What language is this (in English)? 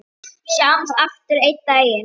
Icelandic